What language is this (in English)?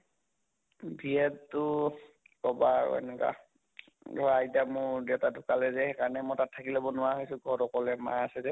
Assamese